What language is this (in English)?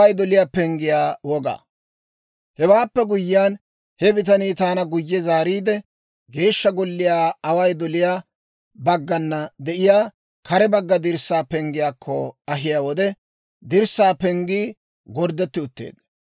Dawro